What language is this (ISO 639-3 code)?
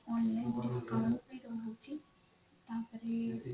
ori